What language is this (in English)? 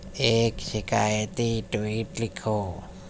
Urdu